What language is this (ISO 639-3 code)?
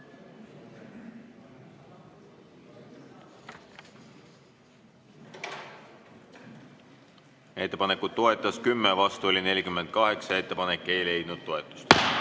est